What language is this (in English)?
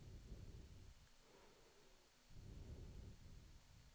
Swedish